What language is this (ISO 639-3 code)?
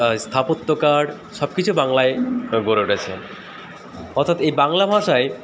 ben